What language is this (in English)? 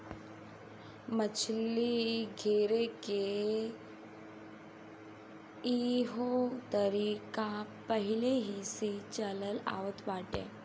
Bhojpuri